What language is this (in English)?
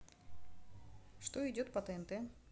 Russian